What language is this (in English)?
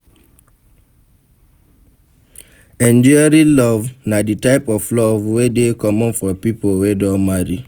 Nigerian Pidgin